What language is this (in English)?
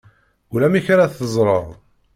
Kabyle